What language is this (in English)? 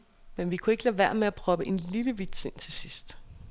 Danish